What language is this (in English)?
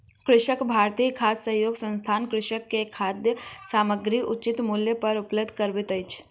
Maithili